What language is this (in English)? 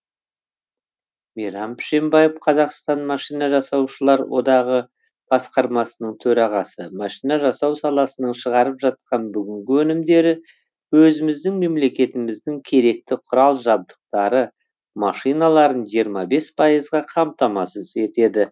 Kazakh